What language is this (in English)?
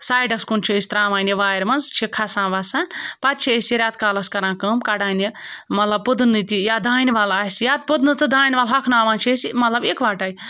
Kashmiri